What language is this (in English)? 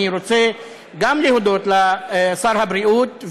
Hebrew